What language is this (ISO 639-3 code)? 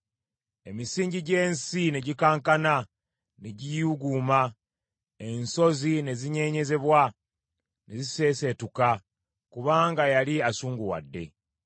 lug